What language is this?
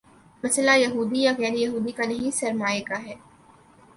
Urdu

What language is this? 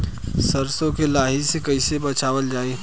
Bhojpuri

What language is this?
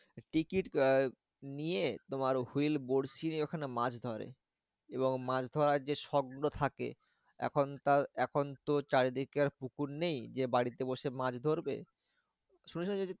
Bangla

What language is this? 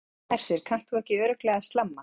Icelandic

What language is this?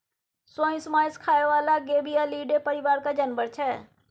Maithili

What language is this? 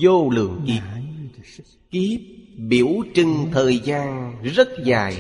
Vietnamese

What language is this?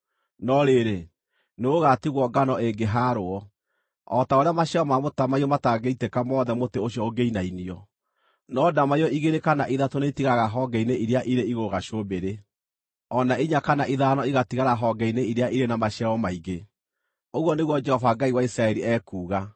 Kikuyu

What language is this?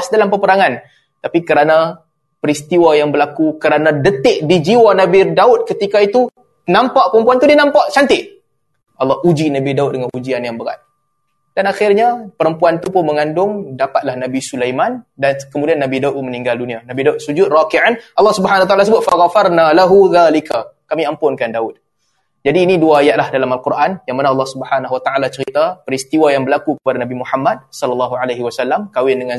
Malay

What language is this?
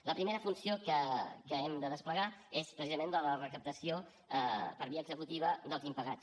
Catalan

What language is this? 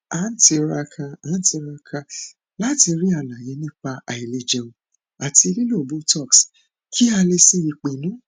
Yoruba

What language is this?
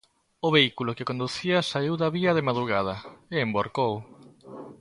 Galician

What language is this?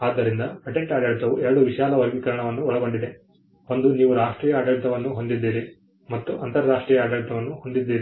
Kannada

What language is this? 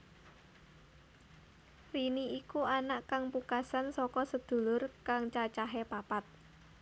Javanese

